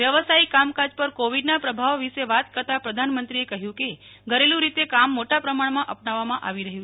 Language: Gujarati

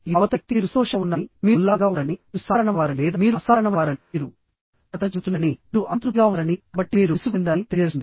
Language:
Telugu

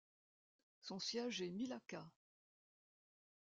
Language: French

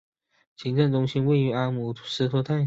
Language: Chinese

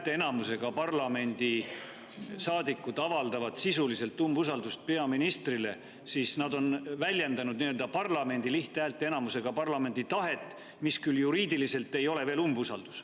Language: Estonian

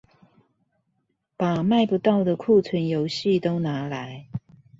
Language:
Chinese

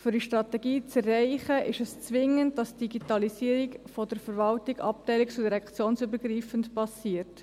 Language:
Swiss German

